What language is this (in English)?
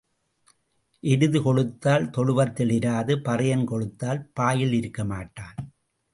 Tamil